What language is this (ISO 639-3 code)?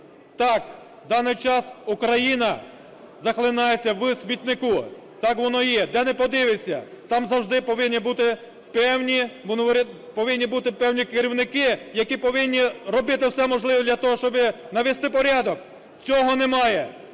ukr